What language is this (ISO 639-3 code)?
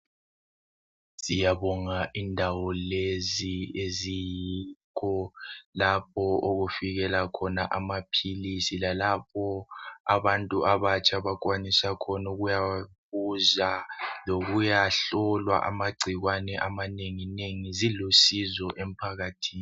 nde